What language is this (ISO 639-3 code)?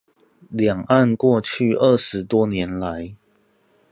zho